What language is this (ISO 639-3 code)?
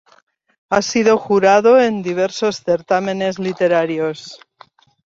spa